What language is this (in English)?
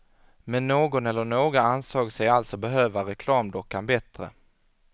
Swedish